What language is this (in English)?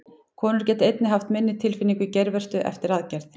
Icelandic